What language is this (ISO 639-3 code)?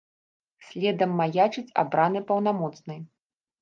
bel